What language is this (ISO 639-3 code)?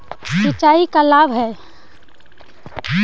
mag